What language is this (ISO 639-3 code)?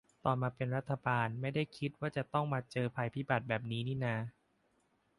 tha